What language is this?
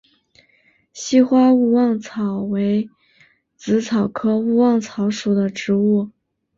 Chinese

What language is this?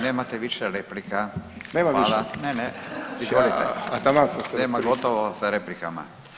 Croatian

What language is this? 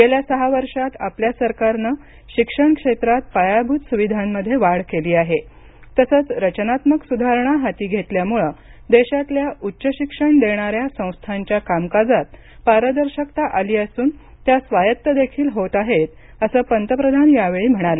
Marathi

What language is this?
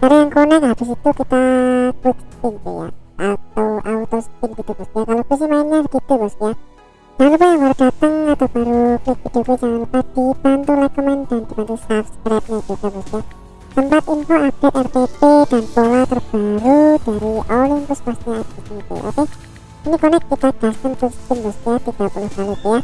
Indonesian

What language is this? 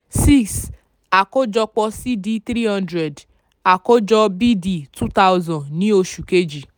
Yoruba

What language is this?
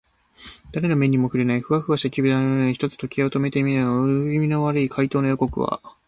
Japanese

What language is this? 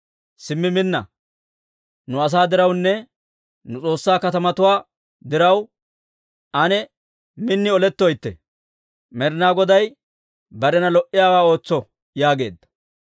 Dawro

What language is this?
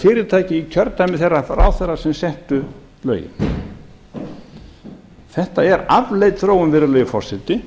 Icelandic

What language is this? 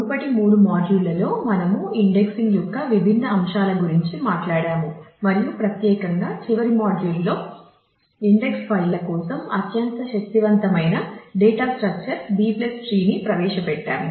Telugu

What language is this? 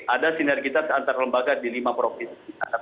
Indonesian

